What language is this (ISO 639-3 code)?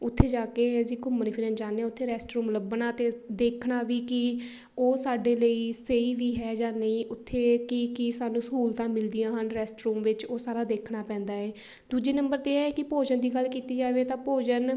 pan